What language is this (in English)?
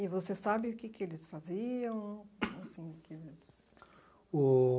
Portuguese